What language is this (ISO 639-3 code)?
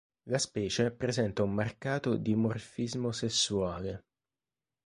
ita